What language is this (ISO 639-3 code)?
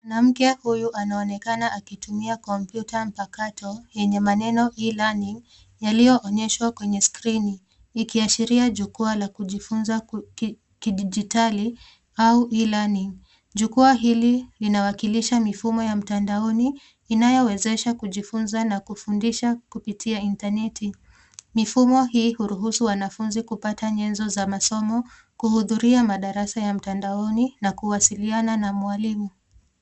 swa